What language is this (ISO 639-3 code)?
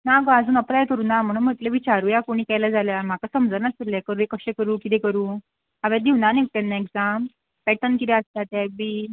kok